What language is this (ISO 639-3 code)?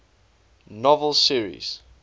eng